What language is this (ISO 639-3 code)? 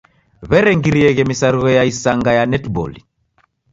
dav